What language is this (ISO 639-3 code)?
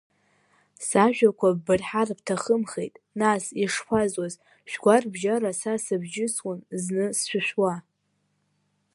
abk